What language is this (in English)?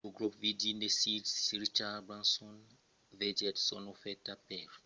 Occitan